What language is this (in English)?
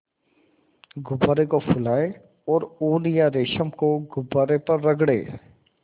Hindi